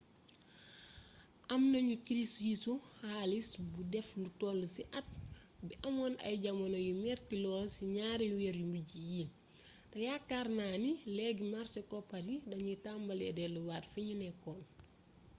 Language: Wolof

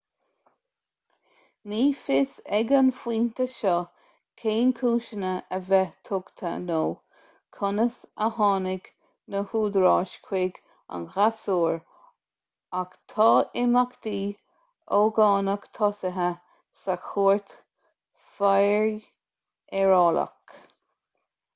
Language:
Irish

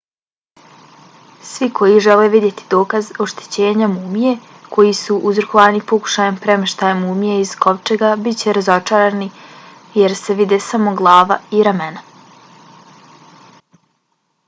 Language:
Bosnian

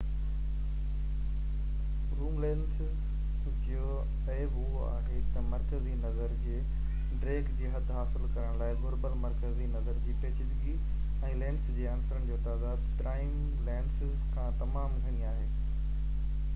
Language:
Sindhi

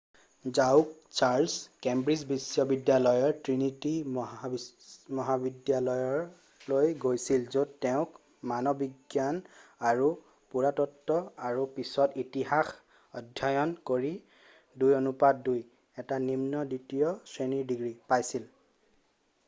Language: Assamese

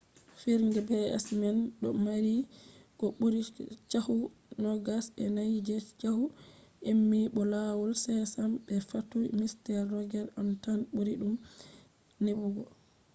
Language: Fula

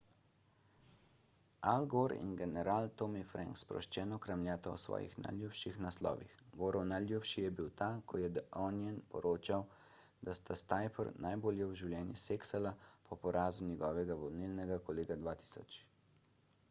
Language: Slovenian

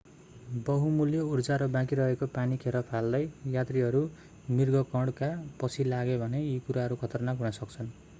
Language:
Nepali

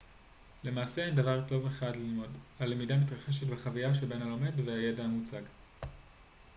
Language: Hebrew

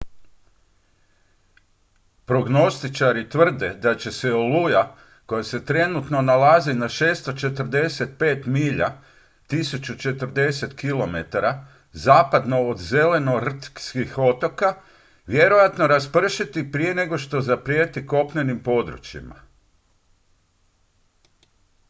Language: Croatian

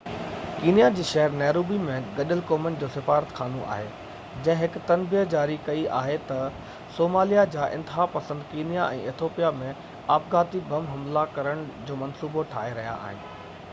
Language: Sindhi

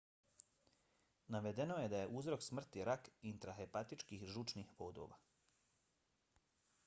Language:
Bosnian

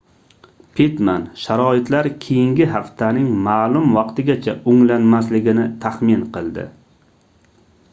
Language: Uzbek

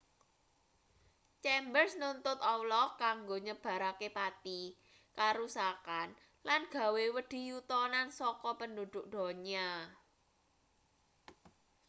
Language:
Javanese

